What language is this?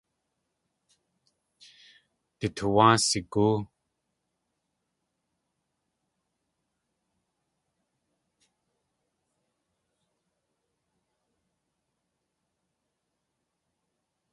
Tlingit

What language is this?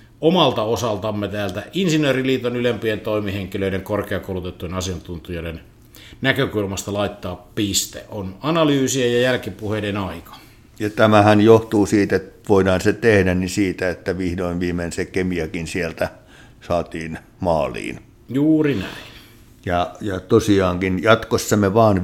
Finnish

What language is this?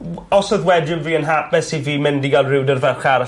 Welsh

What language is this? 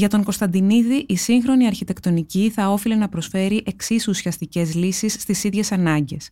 Greek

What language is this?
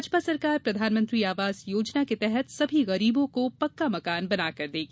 Hindi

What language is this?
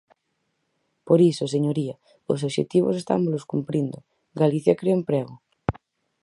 Galician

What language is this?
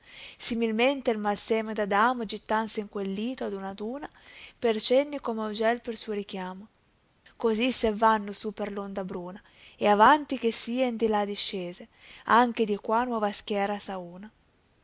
Italian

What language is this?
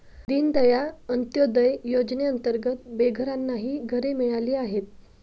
Marathi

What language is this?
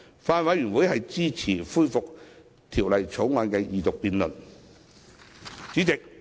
Cantonese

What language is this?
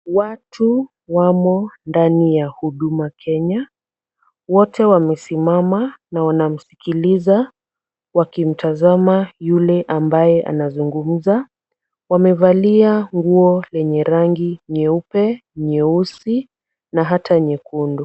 Swahili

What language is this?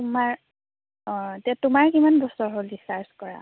Assamese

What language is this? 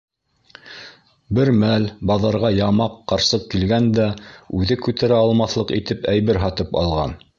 Bashkir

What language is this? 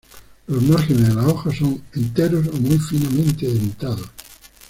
Spanish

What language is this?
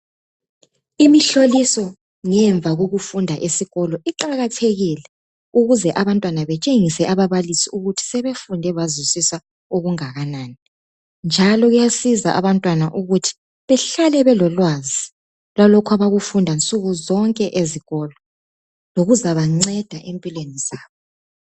North Ndebele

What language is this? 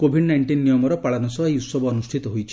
Odia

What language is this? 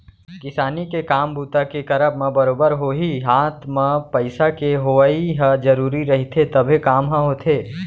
Chhattisgarhi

